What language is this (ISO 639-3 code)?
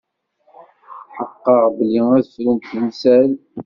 kab